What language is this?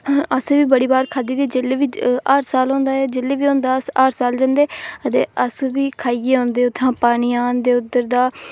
Dogri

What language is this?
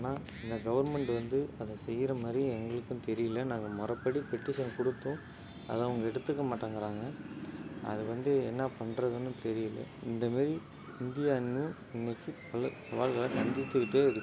Tamil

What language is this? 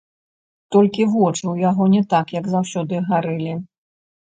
Belarusian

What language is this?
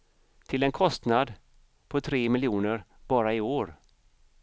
Swedish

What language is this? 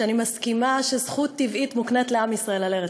Hebrew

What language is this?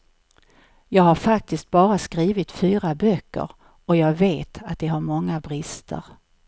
Swedish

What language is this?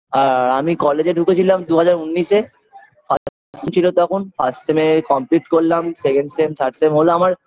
Bangla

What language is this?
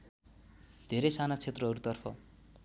Nepali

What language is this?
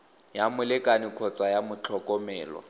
Tswana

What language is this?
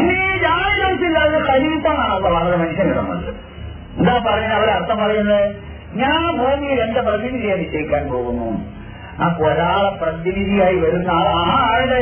Malayalam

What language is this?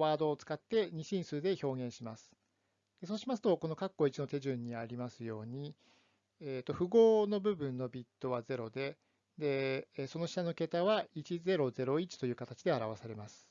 Japanese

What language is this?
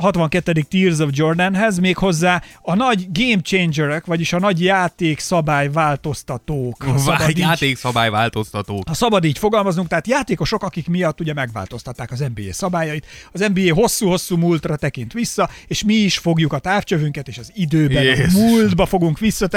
Hungarian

